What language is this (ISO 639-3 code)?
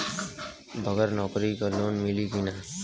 bho